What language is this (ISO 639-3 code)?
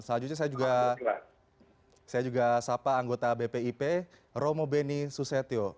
ind